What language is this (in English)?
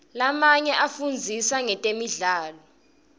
Swati